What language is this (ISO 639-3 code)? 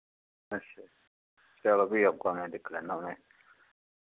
doi